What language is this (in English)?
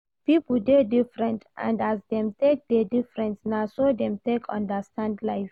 Nigerian Pidgin